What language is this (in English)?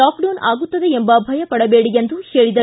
Kannada